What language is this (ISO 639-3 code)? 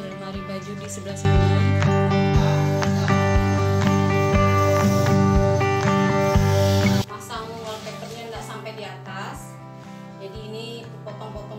ind